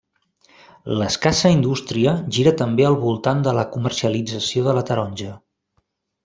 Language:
Catalan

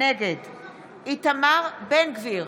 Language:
Hebrew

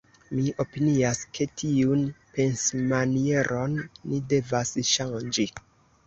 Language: Esperanto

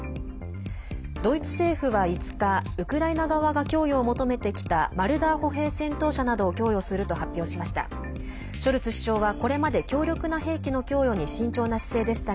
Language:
Japanese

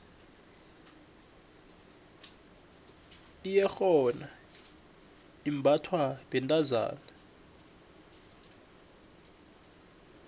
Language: South Ndebele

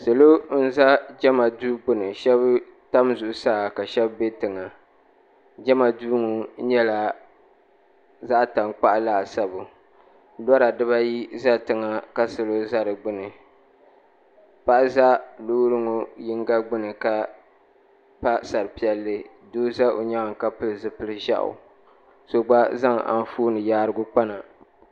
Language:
Dagbani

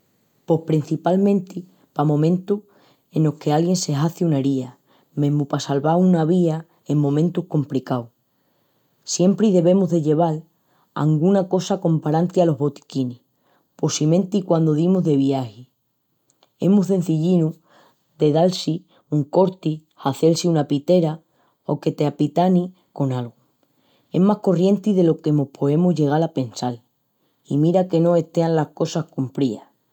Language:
Extremaduran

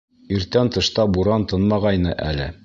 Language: Bashkir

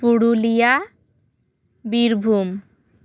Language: Santali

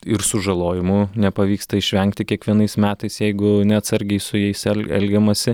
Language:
Lithuanian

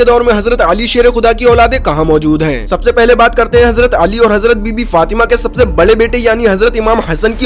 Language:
Hindi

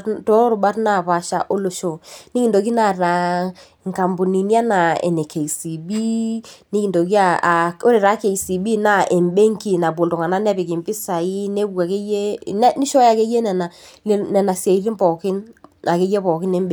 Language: Masai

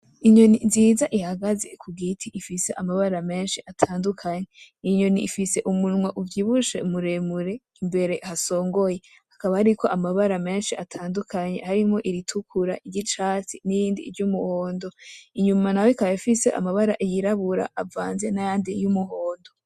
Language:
Rundi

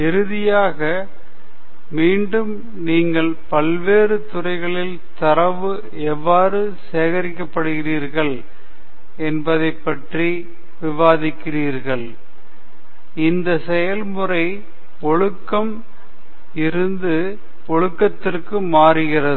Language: Tamil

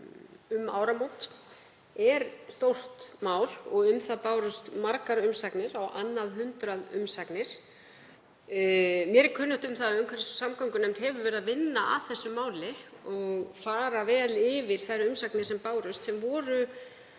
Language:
Icelandic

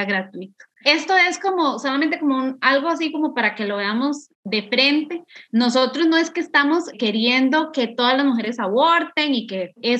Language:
Spanish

